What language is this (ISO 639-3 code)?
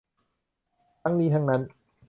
tha